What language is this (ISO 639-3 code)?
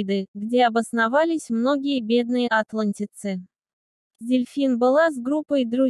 rus